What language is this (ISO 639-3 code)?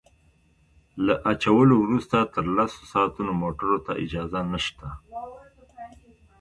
pus